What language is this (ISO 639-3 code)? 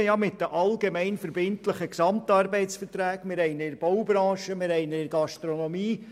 gsw